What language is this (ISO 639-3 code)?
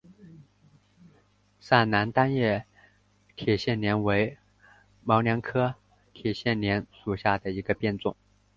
zho